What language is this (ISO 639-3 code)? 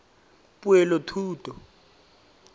tsn